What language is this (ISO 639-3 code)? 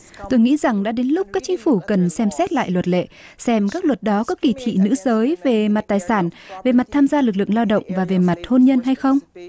vie